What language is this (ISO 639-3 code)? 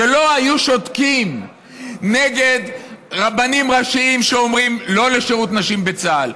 heb